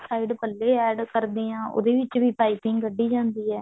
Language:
Punjabi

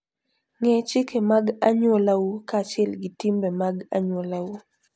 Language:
Luo (Kenya and Tanzania)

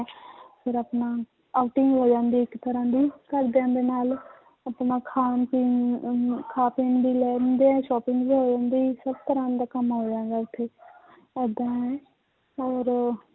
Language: Punjabi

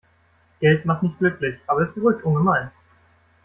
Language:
German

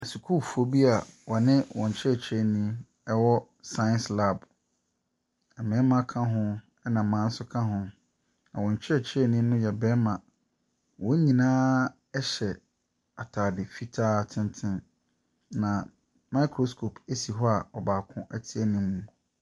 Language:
Akan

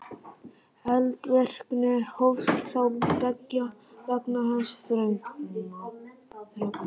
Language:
Icelandic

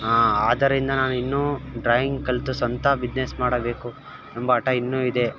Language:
Kannada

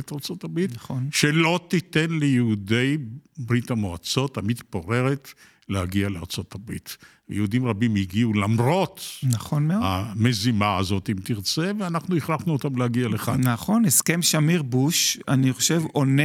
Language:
Hebrew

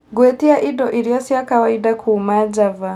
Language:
Kikuyu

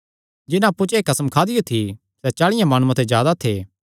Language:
Kangri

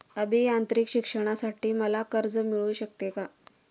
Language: Marathi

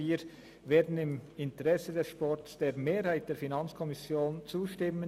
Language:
Swiss German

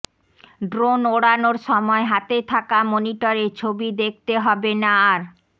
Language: Bangla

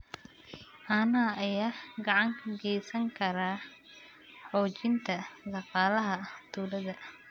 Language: Somali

